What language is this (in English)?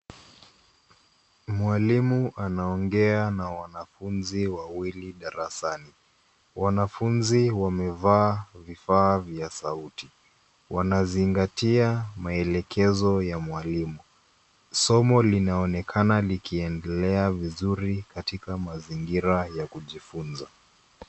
Swahili